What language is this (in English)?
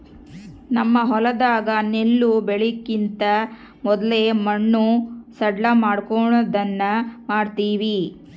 Kannada